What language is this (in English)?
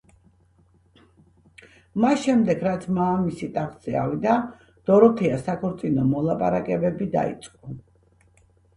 Georgian